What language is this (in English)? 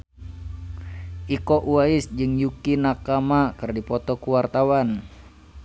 Sundanese